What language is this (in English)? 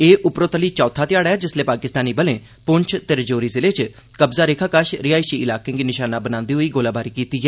Dogri